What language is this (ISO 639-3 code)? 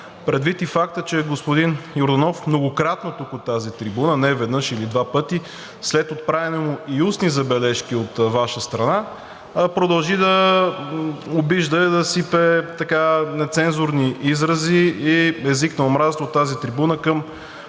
bul